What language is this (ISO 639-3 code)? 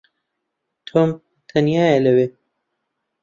ckb